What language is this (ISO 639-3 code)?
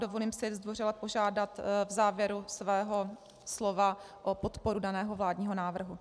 ces